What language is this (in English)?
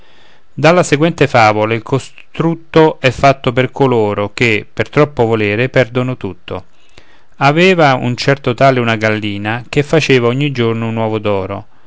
Italian